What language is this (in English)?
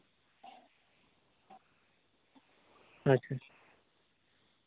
Santali